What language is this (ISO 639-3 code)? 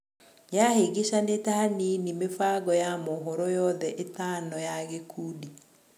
kik